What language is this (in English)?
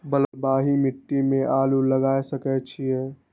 Maithili